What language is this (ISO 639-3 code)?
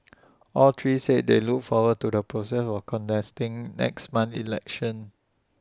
eng